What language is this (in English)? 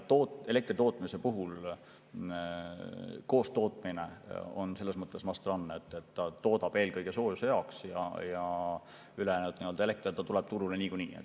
Estonian